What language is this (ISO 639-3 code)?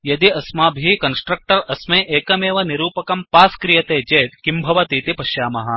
san